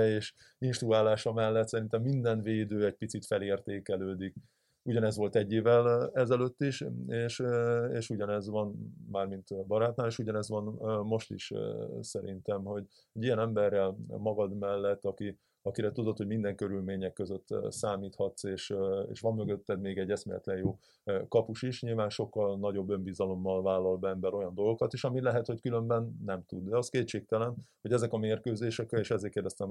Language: Hungarian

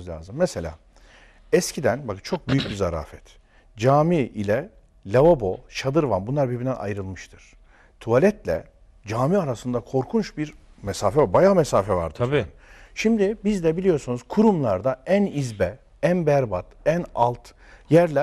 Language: Turkish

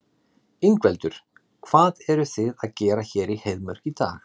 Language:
Icelandic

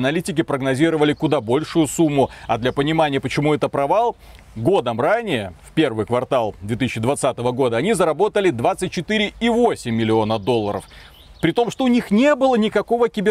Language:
Russian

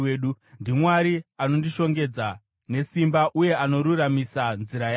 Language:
Shona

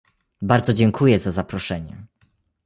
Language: Polish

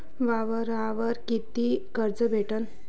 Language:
Marathi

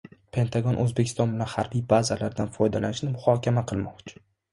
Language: Uzbek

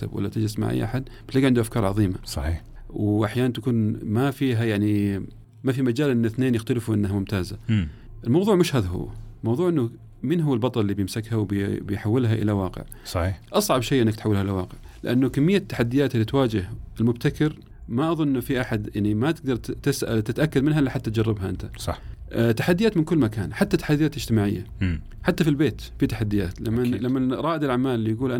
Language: Arabic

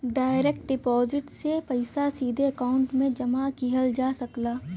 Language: Bhojpuri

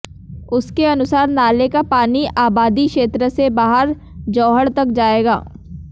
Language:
Hindi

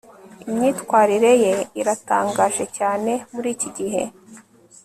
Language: Kinyarwanda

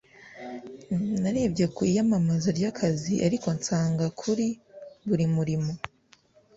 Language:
Kinyarwanda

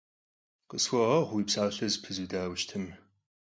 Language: Kabardian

